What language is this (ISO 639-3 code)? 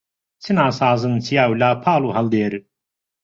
ckb